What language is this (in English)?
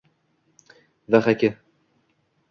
Uzbek